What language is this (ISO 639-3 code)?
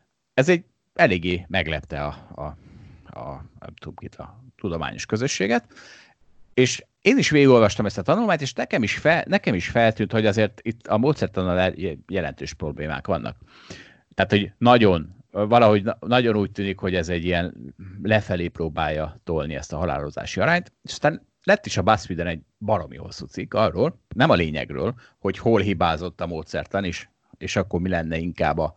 hun